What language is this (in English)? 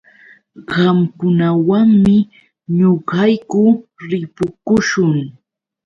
Yauyos Quechua